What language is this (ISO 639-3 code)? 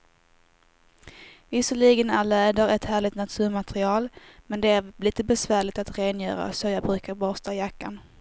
swe